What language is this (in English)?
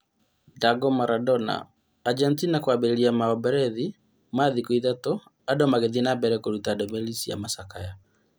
Kikuyu